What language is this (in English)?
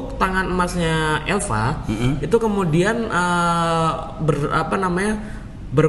Indonesian